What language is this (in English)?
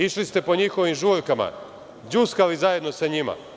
Serbian